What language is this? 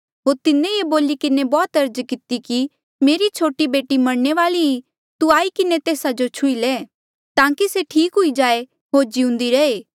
Mandeali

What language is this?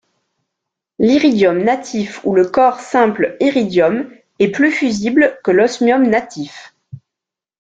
French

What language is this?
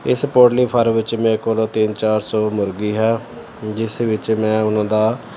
Punjabi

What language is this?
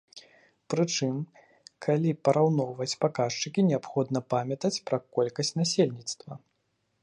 Belarusian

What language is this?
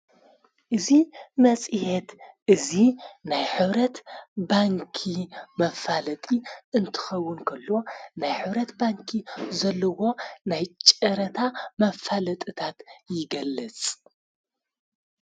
Tigrinya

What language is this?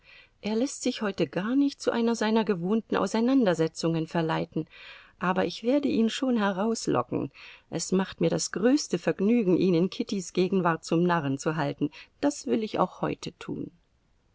German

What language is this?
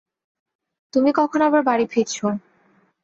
Bangla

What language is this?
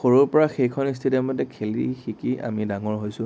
Assamese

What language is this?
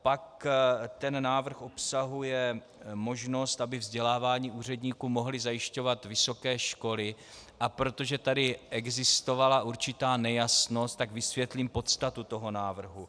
Czech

